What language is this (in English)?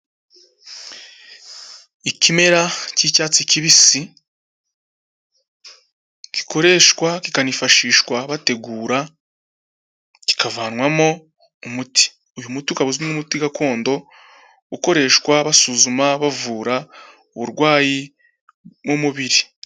Kinyarwanda